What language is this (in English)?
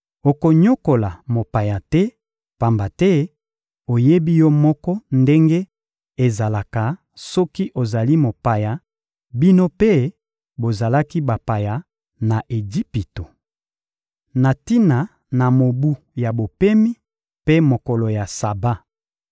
Lingala